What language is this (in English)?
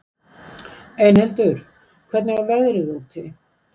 Icelandic